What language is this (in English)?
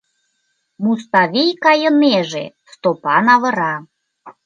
Mari